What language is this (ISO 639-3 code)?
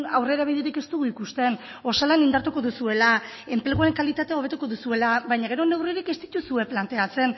eus